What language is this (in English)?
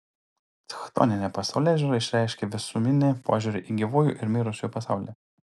Lithuanian